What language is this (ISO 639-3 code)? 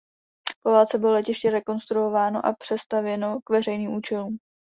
ces